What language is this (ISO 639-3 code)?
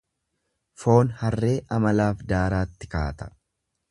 orm